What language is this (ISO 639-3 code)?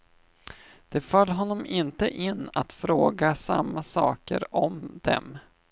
swe